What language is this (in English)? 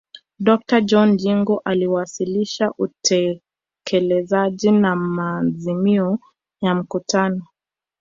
Swahili